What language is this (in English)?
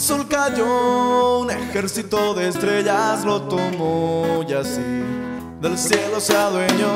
Spanish